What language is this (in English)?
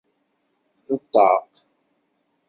Kabyle